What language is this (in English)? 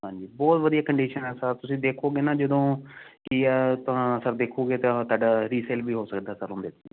Punjabi